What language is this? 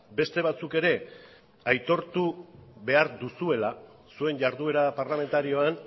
Basque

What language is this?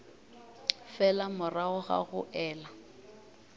Northern Sotho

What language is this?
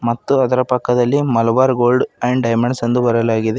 Kannada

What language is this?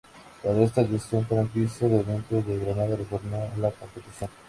Spanish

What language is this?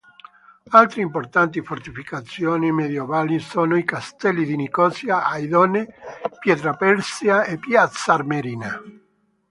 Italian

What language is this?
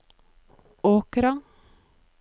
Norwegian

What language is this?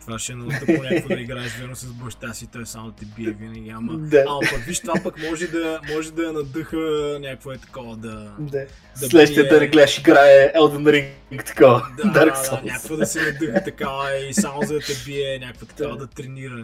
Bulgarian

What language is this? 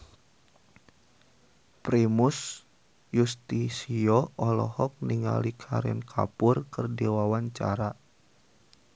Sundanese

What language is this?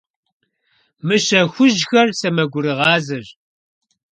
Kabardian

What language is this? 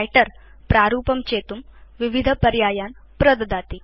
Sanskrit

